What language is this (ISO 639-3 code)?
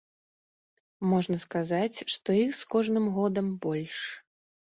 bel